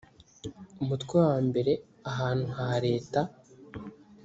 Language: Kinyarwanda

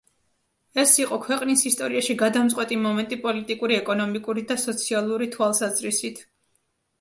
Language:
Georgian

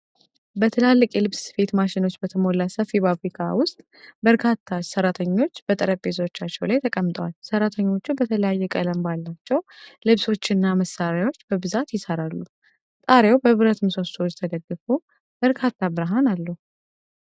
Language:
Amharic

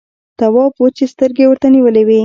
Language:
Pashto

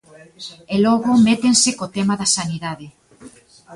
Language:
Galician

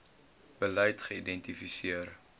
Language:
Afrikaans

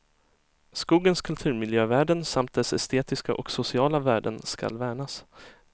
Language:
Swedish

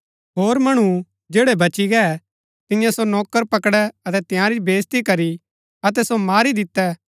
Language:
Gaddi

